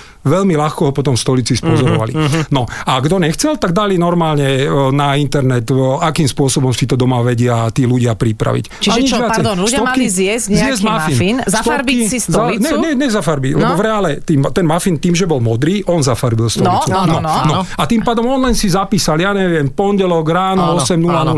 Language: Slovak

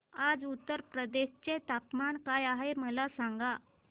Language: Marathi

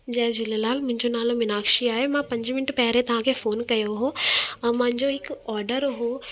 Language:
Sindhi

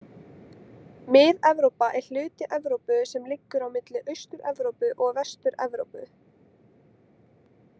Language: Icelandic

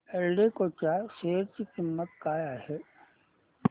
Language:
Marathi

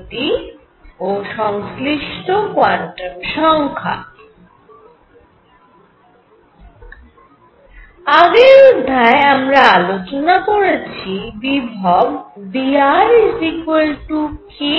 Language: Bangla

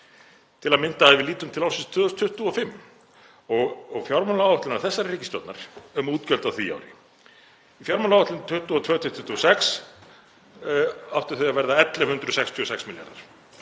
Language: Icelandic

